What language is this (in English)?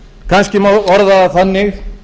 Icelandic